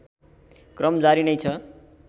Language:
Nepali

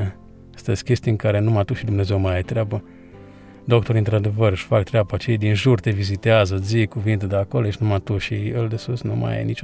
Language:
Romanian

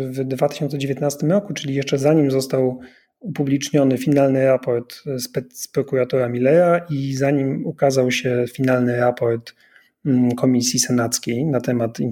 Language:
Polish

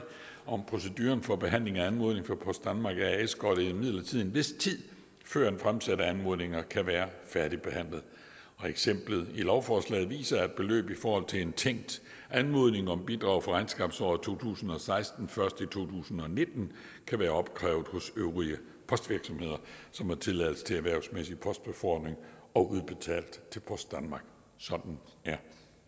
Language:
Danish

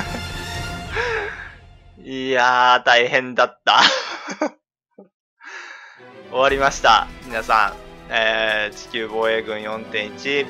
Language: Japanese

